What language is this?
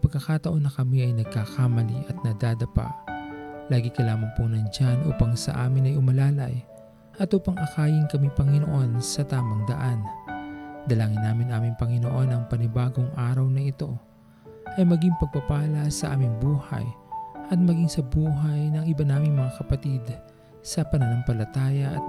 Filipino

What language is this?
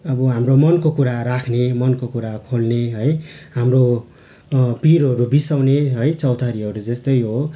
Nepali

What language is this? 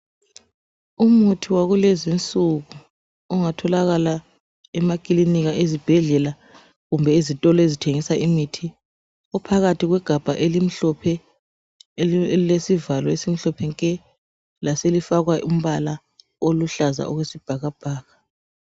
North Ndebele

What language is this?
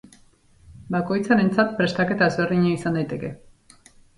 Basque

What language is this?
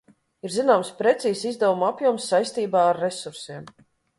Latvian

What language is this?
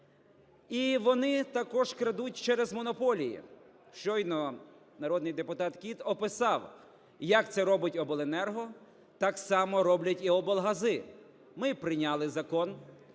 Ukrainian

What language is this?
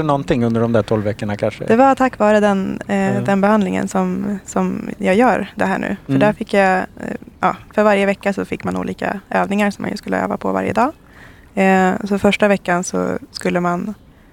Swedish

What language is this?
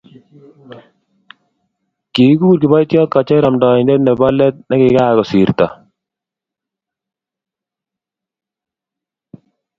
Kalenjin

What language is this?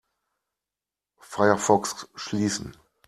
German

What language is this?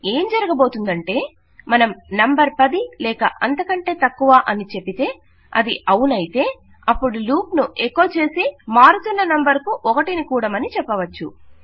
Telugu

